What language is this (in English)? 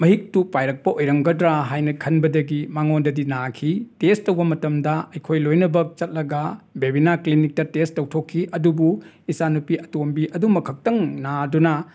Manipuri